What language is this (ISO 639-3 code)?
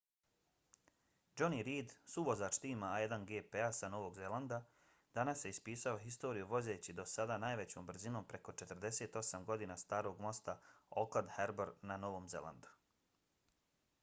bos